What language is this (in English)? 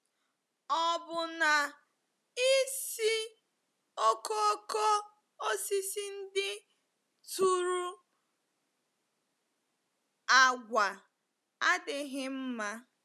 Igbo